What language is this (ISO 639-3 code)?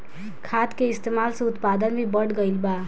bho